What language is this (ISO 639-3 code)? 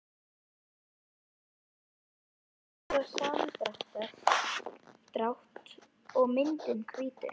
isl